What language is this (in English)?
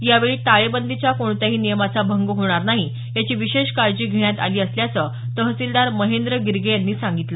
Marathi